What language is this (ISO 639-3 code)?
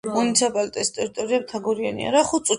kat